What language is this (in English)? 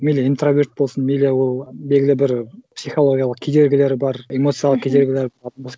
Kazakh